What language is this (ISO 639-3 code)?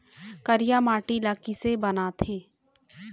hne